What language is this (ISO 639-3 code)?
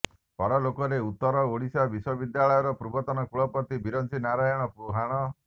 ori